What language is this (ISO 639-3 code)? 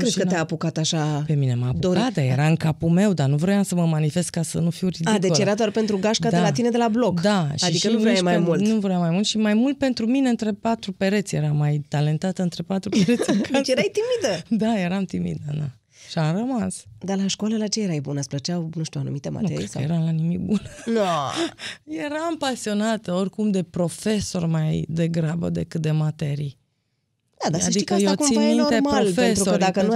ron